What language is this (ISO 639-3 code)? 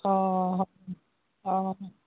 asm